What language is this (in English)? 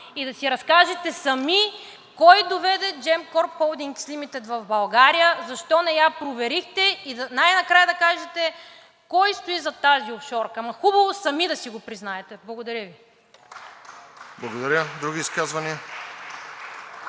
Bulgarian